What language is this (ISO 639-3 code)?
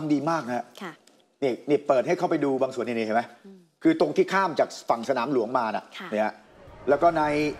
tha